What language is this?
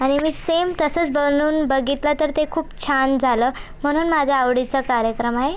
Marathi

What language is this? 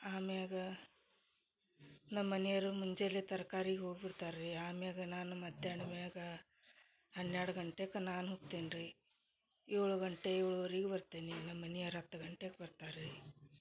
Kannada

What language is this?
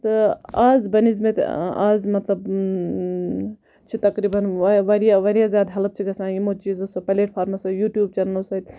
Kashmiri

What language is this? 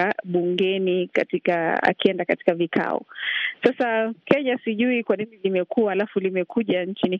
Swahili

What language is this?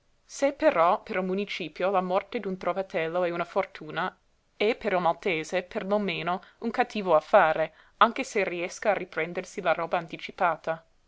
Italian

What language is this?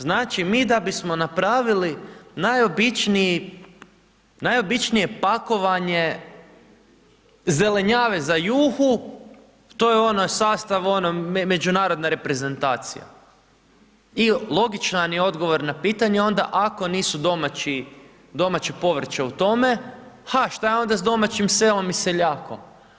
Croatian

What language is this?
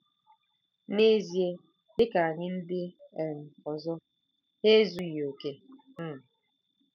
Igbo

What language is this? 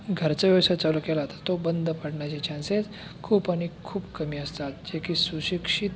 Marathi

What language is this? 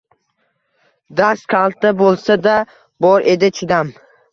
Uzbek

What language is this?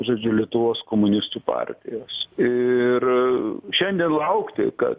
Lithuanian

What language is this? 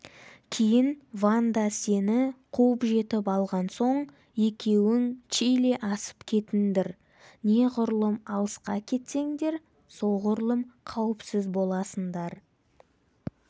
Kazakh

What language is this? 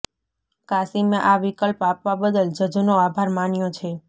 Gujarati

